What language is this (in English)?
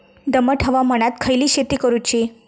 Marathi